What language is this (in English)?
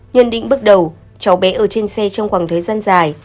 Vietnamese